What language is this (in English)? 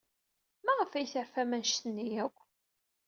Kabyle